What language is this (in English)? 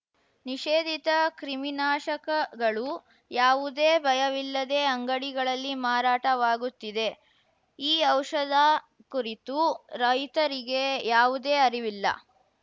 Kannada